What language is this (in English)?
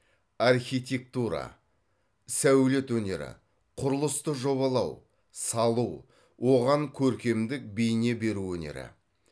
Kazakh